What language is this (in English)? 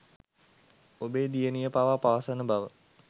Sinhala